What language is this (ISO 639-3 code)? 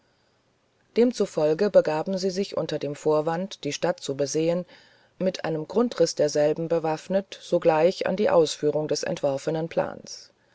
deu